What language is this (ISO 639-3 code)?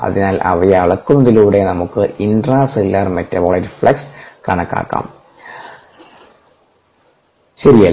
mal